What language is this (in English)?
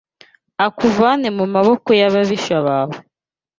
Kinyarwanda